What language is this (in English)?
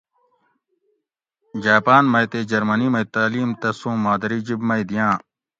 Gawri